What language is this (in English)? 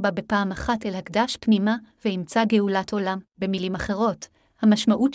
Hebrew